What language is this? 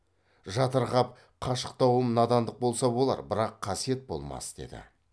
Kazakh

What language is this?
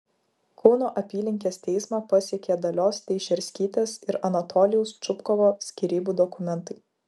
Lithuanian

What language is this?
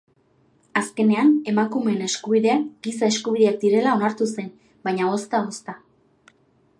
Basque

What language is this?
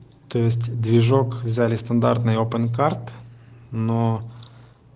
Russian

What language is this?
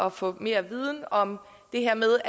Danish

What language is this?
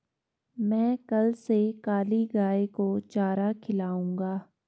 Hindi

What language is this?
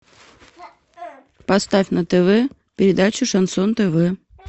Russian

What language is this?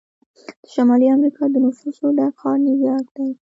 Pashto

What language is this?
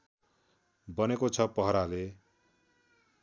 Nepali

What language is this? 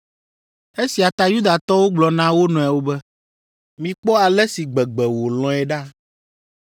Ewe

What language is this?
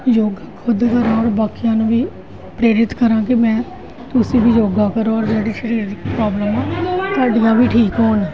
Punjabi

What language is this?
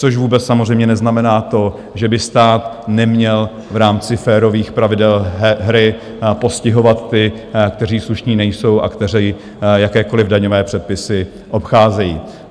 Czech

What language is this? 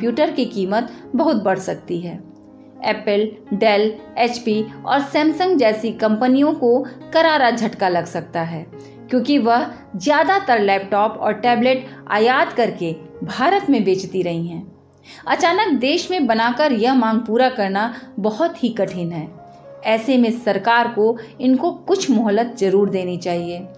Hindi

